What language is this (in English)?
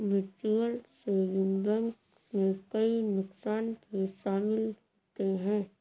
Hindi